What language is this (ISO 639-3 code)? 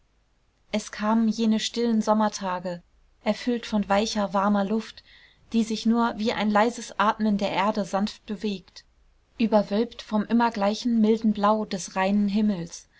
deu